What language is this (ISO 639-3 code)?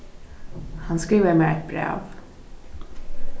fao